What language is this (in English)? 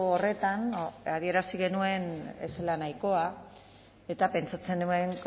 Basque